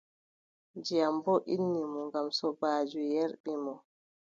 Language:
Adamawa Fulfulde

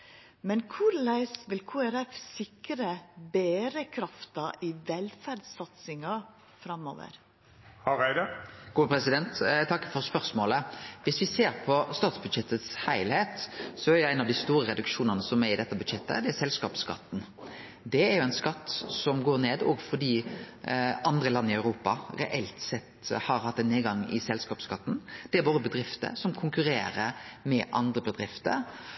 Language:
Norwegian Nynorsk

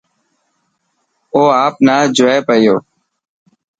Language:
Dhatki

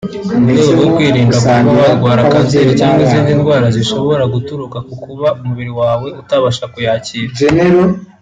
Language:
Kinyarwanda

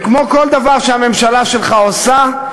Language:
Hebrew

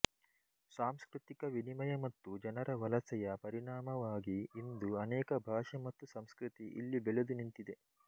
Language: Kannada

